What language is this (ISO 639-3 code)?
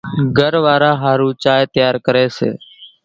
gjk